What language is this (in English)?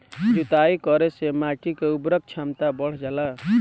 Bhojpuri